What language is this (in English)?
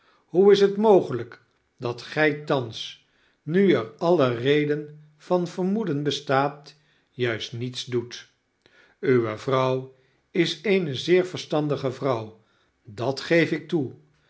Dutch